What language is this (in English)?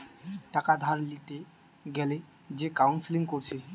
Bangla